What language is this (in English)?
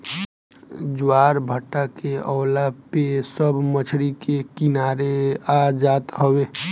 Bhojpuri